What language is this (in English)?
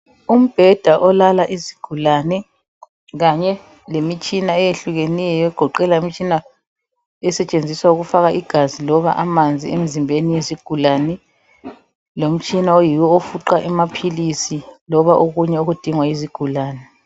North Ndebele